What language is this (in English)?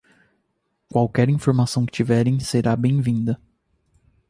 Portuguese